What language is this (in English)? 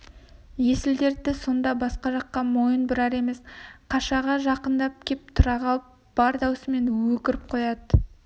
Kazakh